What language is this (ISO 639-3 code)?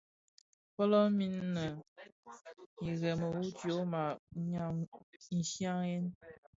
ksf